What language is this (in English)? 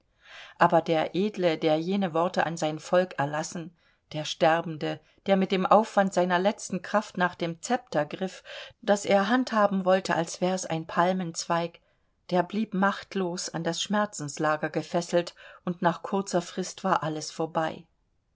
German